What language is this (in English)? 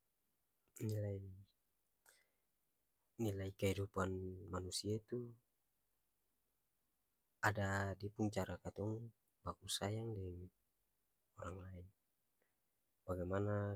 Ambonese Malay